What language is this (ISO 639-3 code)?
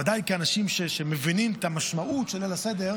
heb